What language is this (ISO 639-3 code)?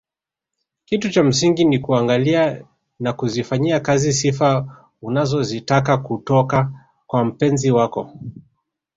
swa